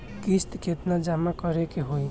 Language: Bhojpuri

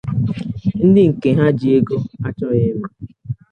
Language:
Igbo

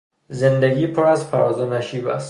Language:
Persian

